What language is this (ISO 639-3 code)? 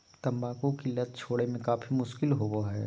mag